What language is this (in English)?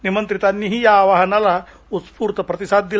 Marathi